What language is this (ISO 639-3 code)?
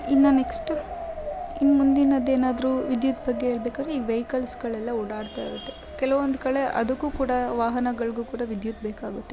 kan